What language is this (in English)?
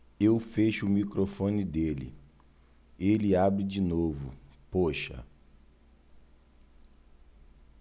Portuguese